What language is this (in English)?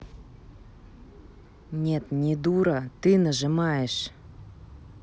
Russian